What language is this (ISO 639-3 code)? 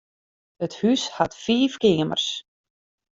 fry